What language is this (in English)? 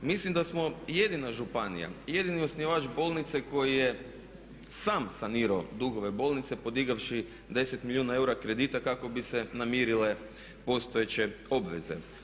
Croatian